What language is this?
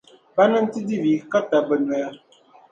Dagbani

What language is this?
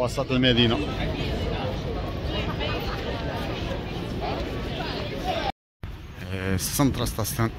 Arabic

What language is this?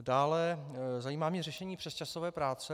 Czech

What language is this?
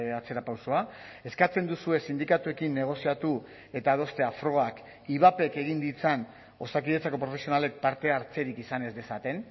Basque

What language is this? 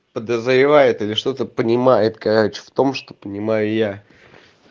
Russian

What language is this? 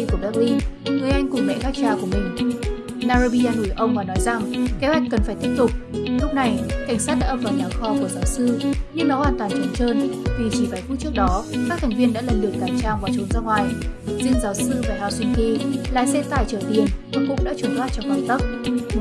Vietnamese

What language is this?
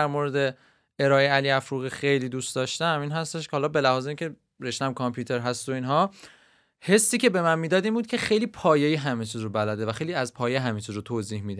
Persian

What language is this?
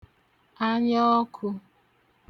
Igbo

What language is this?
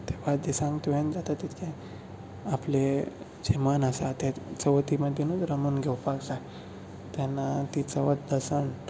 Konkani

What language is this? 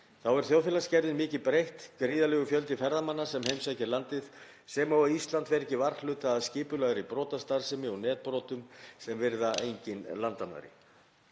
Icelandic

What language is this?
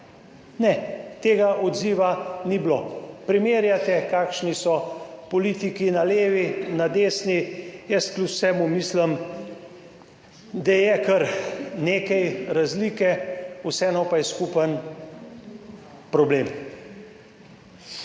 Slovenian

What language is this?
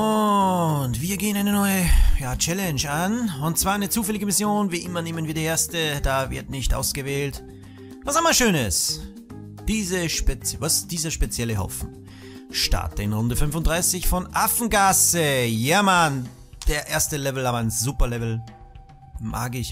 German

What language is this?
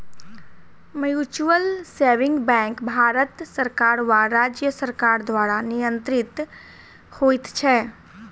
Maithili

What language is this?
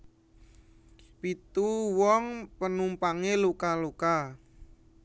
Javanese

